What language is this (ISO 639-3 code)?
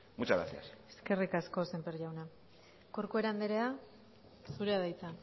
eus